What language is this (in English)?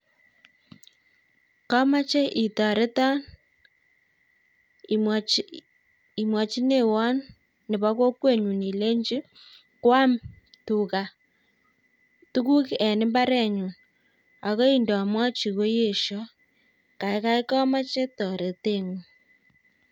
Kalenjin